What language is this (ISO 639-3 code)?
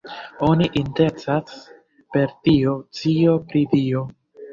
epo